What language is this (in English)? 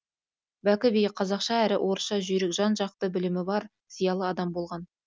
Kazakh